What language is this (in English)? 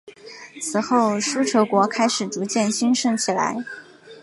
Chinese